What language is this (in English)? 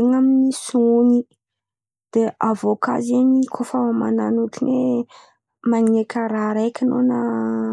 Antankarana Malagasy